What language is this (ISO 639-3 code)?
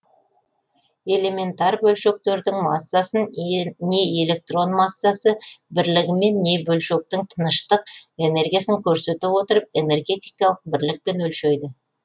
kaz